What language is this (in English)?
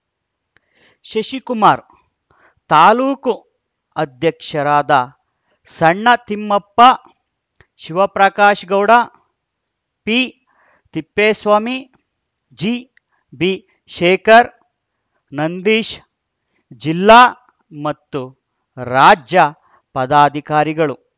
Kannada